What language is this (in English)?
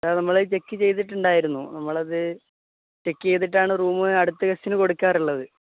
Malayalam